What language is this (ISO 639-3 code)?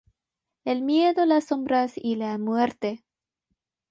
spa